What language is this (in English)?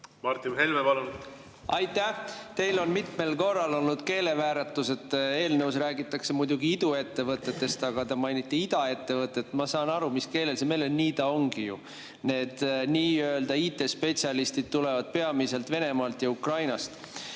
Estonian